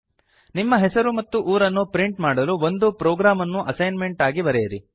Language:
Kannada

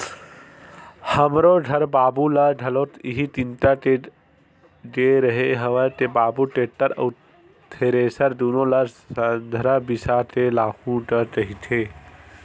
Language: Chhattisgarhi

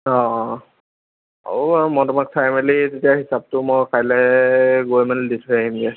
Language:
Assamese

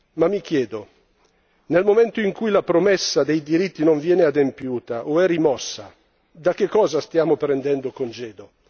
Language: Italian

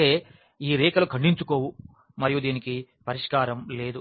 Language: Telugu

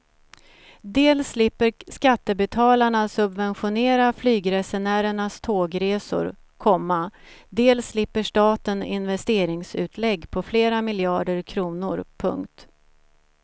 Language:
Swedish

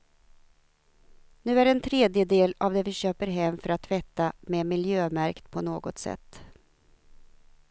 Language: Swedish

